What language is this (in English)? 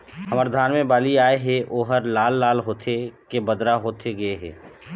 Chhattisgarhi